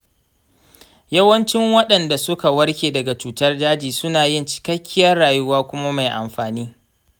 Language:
Hausa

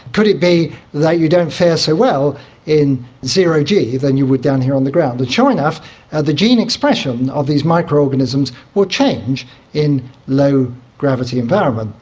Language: English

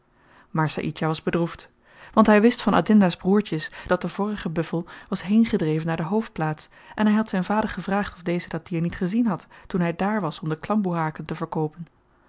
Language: Dutch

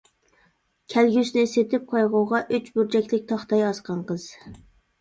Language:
Uyghur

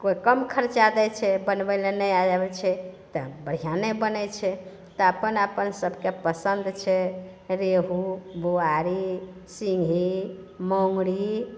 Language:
Maithili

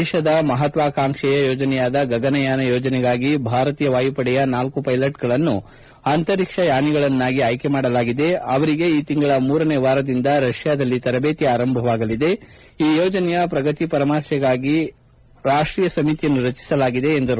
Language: Kannada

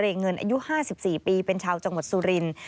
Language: Thai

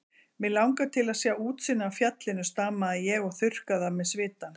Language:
Icelandic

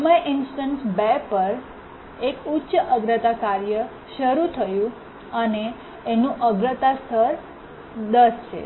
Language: Gujarati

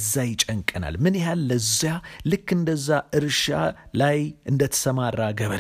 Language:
Amharic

